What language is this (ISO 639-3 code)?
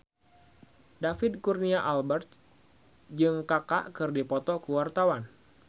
sun